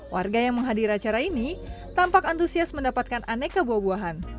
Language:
Indonesian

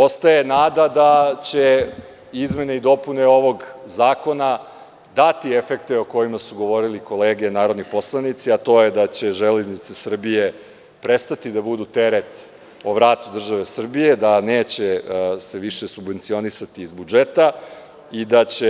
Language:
Serbian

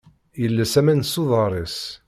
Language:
Kabyle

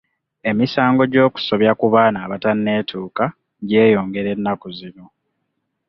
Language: Ganda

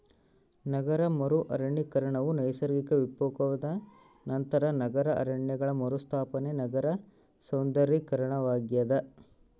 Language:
Kannada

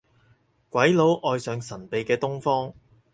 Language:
Cantonese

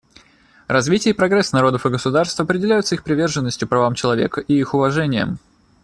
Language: Russian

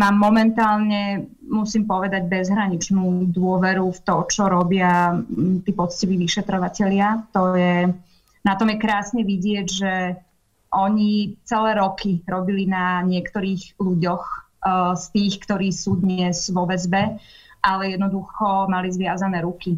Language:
Slovak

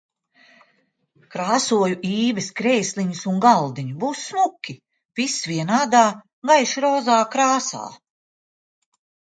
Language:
Latvian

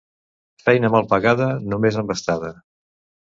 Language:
Catalan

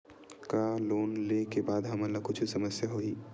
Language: Chhattisgarhi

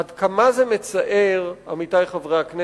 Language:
Hebrew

